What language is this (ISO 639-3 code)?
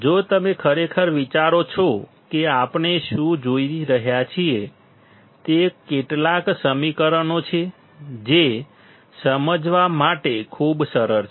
guj